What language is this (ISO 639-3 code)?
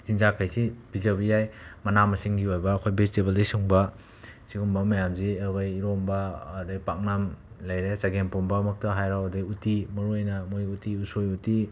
mni